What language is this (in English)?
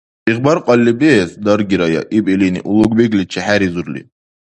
Dargwa